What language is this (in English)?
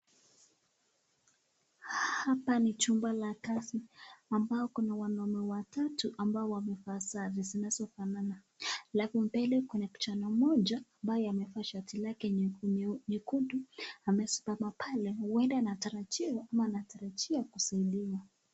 Swahili